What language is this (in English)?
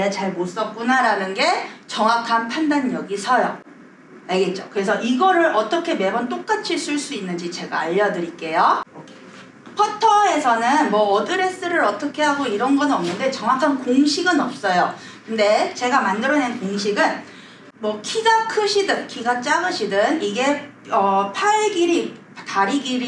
Korean